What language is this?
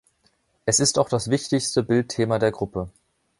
German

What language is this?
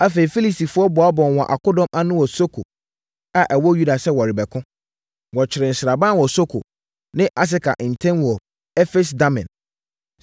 Akan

